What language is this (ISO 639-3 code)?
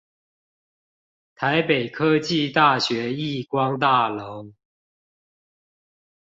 zho